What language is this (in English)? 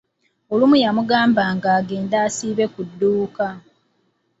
Ganda